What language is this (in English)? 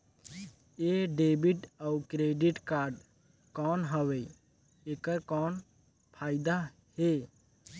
Chhattisgarhi